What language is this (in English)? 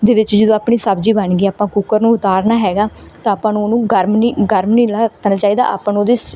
Punjabi